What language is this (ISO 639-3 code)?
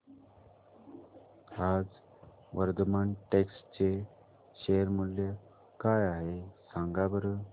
mar